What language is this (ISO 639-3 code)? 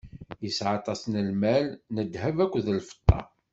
kab